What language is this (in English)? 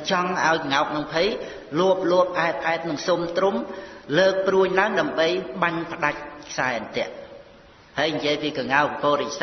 Khmer